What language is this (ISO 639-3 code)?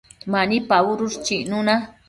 mcf